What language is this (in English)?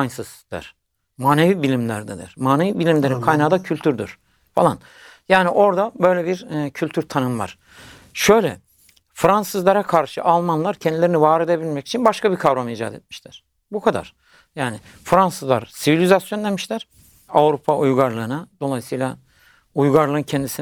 Turkish